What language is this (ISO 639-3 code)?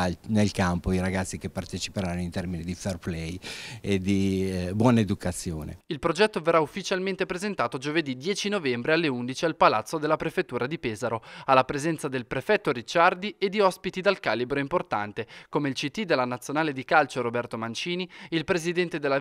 ita